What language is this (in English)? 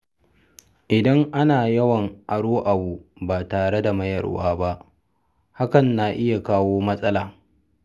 Hausa